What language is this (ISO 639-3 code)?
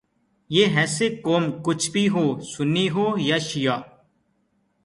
urd